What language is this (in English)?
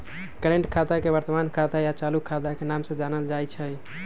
Magahi